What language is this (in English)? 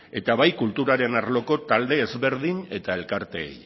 Basque